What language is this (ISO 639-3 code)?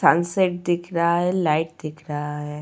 hin